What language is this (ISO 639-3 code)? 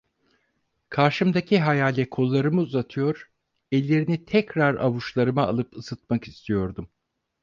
tur